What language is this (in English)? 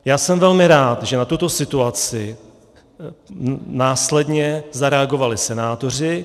Czech